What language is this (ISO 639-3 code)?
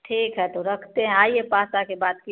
hin